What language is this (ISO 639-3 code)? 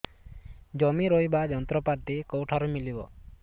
ori